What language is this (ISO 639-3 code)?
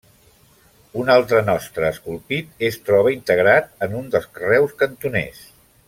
cat